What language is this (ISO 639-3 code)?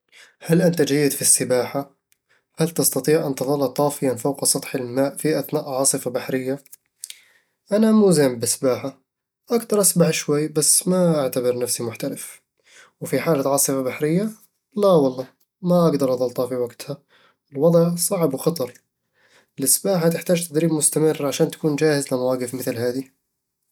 avl